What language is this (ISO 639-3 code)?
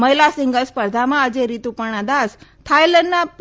guj